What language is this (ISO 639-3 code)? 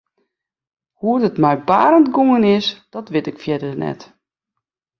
fry